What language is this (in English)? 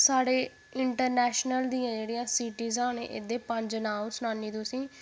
Dogri